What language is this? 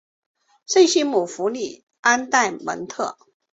Chinese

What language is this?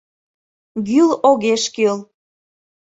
Mari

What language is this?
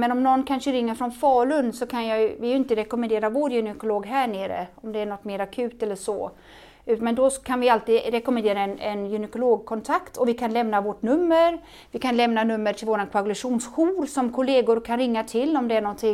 Swedish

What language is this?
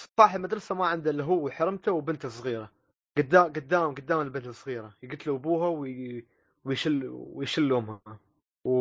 Arabic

